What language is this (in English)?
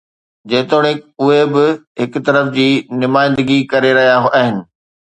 Sindhi